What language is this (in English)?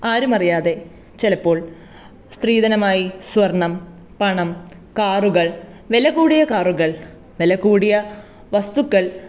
Malayalam